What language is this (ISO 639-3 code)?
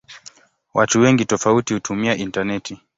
swa